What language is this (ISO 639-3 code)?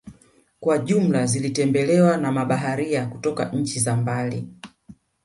swa